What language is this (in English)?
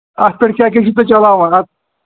Kashmiri